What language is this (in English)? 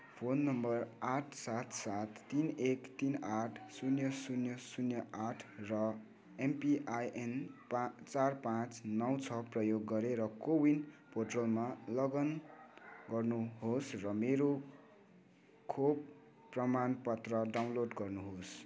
Nepali